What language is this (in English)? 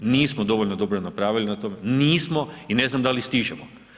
Croatian